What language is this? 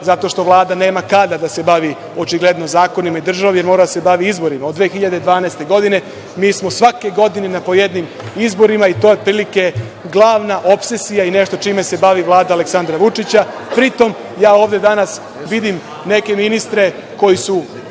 Serbian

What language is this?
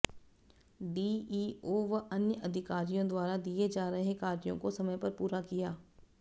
Hindi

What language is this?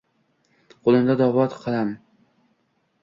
Uzbek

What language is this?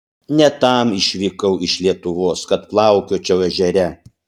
Lithuanian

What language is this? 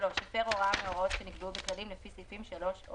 Hebrew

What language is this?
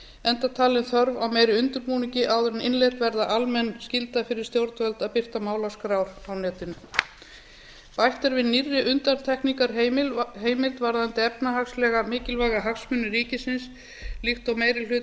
Icelandic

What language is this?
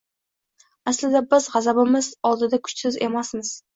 Uzbek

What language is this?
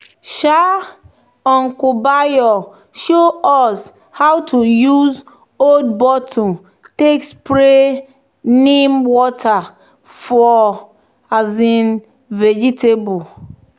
Nigerian Pidgin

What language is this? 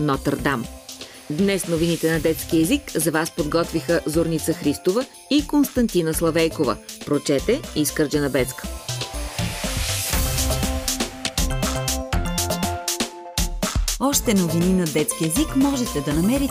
Bulgarian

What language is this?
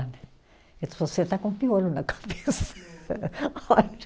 Portuguese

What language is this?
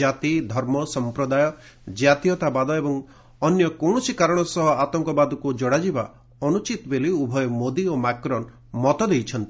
Odia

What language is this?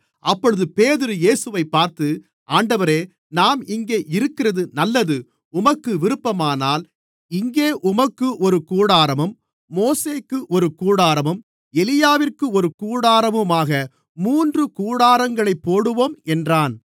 Tamil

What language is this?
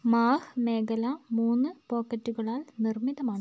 Malayalam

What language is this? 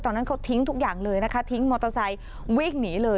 Thai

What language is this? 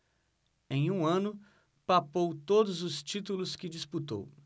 Portuguese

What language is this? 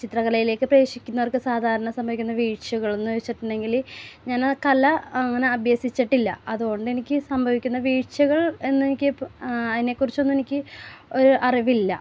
Malayalam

